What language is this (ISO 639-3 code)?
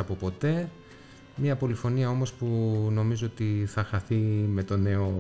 ell